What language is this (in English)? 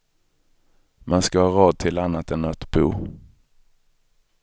Swedish